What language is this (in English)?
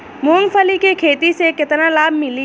Bhojpuri